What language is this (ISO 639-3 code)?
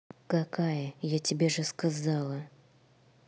rus